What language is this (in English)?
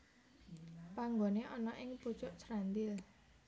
Javanese